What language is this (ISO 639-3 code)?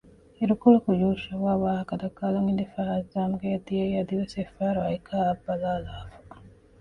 div